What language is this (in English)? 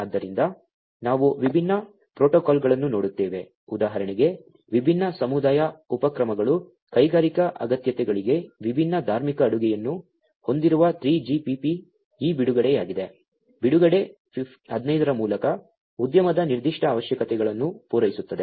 Kannada